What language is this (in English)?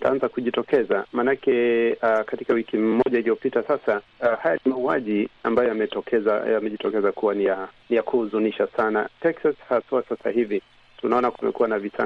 Swahili